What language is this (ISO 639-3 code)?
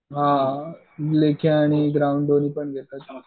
mar